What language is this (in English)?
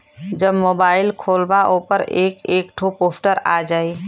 Bhojpuri